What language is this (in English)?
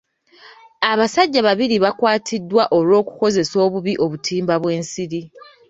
Ganda